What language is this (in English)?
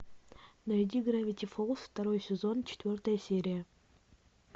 Russian